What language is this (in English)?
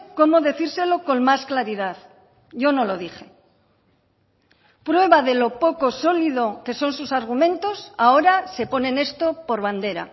Spanish